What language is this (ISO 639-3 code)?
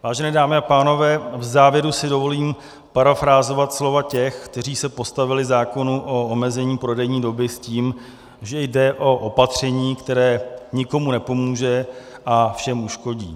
ces